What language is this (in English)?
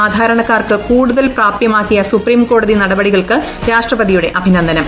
Malayalam